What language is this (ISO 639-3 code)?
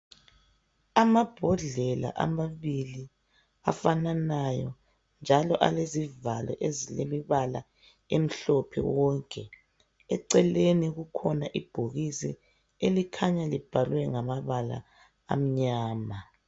nde